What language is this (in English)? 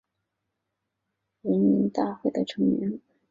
Chinese